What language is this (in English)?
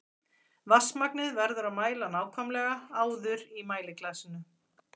Icelandic